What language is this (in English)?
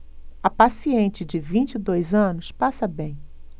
Portuguese